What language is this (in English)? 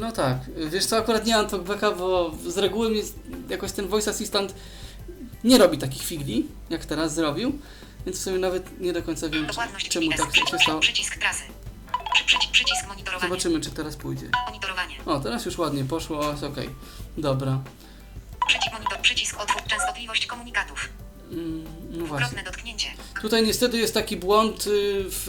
Polish